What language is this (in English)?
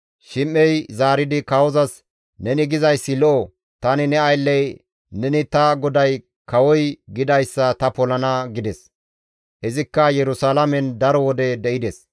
Gamo